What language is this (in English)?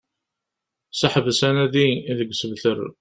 Kabyle